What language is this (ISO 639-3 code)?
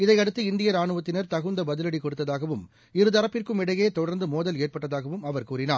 tam